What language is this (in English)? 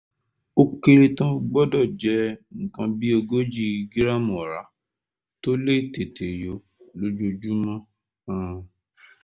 Yoruba